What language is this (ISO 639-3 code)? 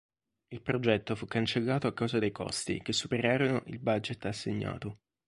ita